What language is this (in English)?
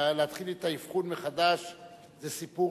Hebrew